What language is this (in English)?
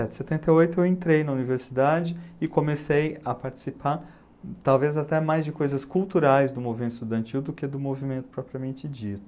Portuguese